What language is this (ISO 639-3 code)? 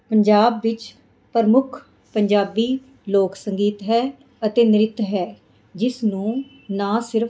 pan